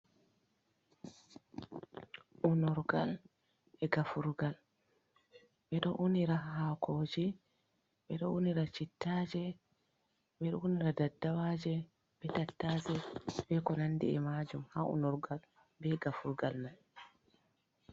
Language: Fula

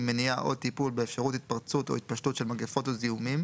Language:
Hebrew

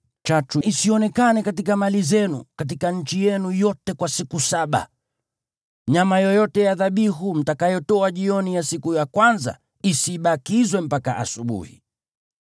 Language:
Swahili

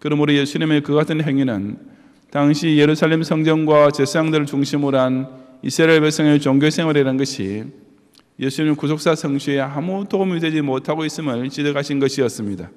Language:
Korean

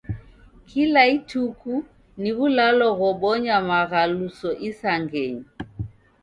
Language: Taita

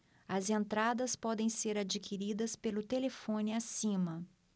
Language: Portuguese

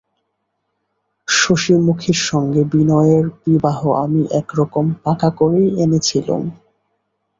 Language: Bangla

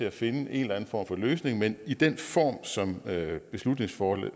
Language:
Danish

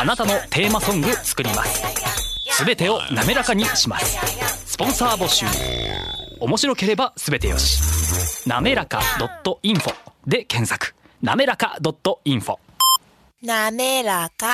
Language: Japanese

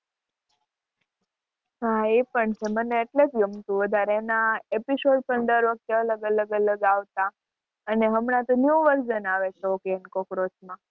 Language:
Gujarati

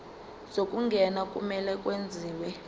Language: Zulu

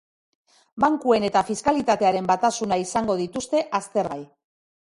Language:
Basque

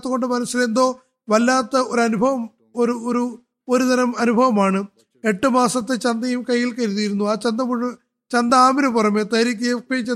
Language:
Malayalam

